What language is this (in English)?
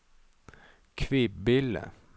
Swedish